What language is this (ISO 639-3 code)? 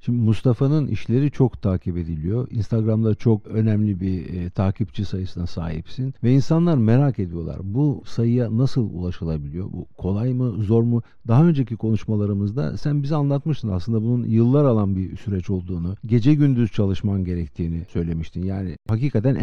tur